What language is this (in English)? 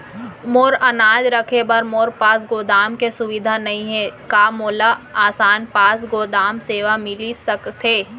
Chhattisgarhi